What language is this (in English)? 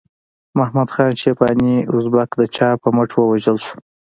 Pashto